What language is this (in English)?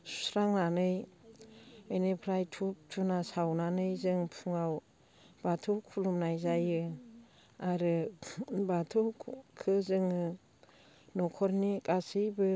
Bodo